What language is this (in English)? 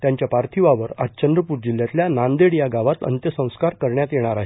Marathi